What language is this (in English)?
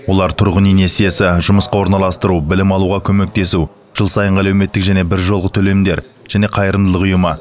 Kazakh